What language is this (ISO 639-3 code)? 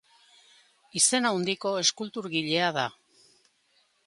eus